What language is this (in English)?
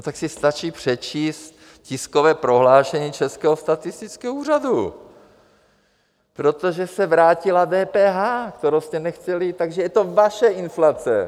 Czech